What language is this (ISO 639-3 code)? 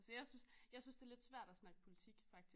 dan